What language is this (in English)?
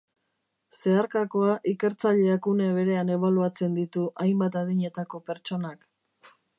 Basque